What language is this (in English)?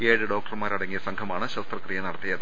Malayalam